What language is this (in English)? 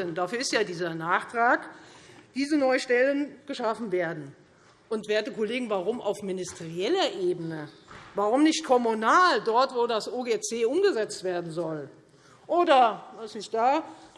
German